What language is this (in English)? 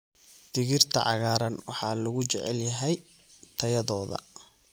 Somali